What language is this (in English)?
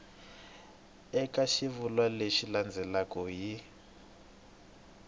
Tsonga